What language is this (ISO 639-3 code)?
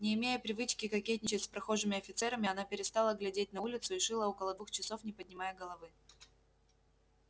rus